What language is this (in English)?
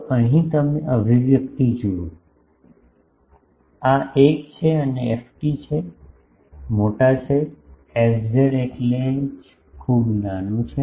Gujarati